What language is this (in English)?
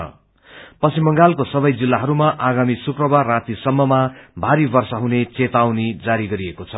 Nepali